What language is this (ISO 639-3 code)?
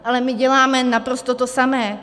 ces